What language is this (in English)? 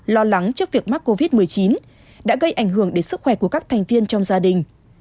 Vietnamese